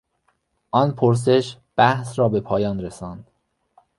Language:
Persian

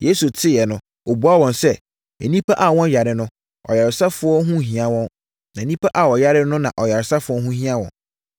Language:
Akan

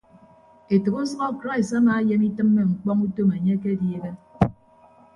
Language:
Ibibio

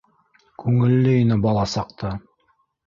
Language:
Bashkir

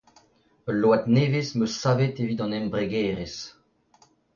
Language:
Breton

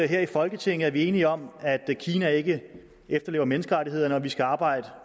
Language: Danish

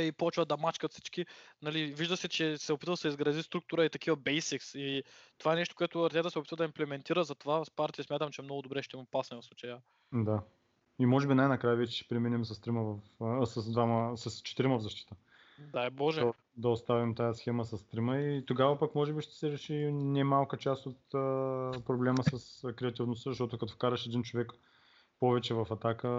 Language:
Bulgarian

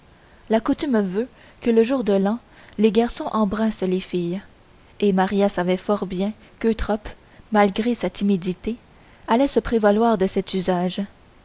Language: French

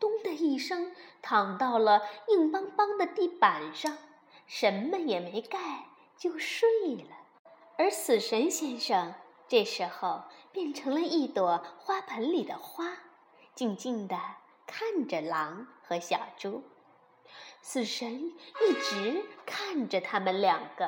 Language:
Chinese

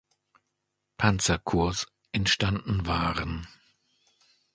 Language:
German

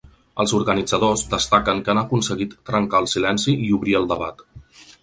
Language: Catalan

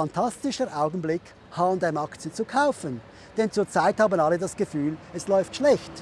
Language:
German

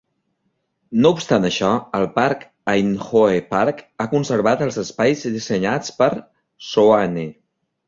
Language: Catalan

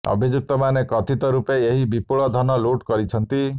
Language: Odia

